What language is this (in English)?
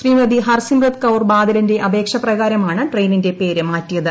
Malayalam